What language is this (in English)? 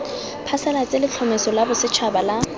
Tswana